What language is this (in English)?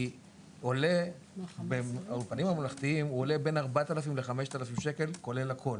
Hebrew